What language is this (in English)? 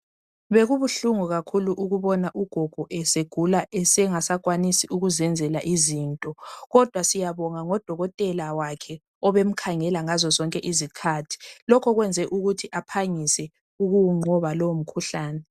North Ndebele